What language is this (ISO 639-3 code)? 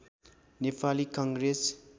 nep